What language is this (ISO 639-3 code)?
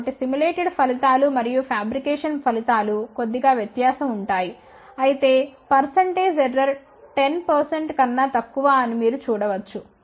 tel